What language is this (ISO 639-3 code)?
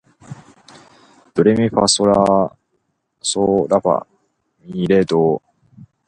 jpn